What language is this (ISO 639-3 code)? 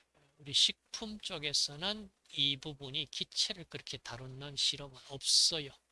kor